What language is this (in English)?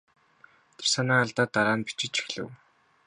Mongolian